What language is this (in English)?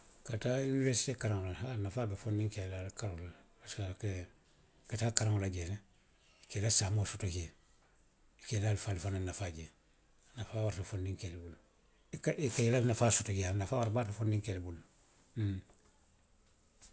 Western Maninkakan